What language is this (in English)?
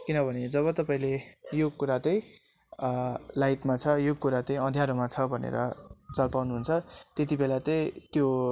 Nepali